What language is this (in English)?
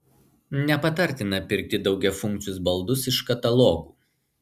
Lithuanian